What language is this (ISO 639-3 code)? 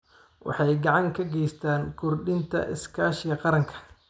som